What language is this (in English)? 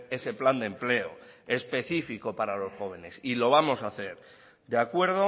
Spanish